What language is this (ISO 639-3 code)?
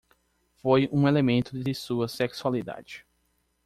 por